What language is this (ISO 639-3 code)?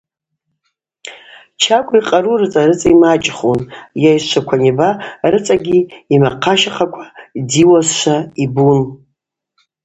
abq